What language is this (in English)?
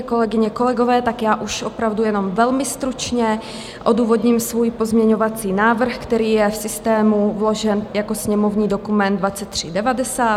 Czech